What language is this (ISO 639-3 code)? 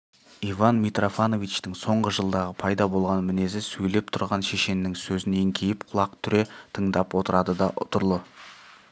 kaz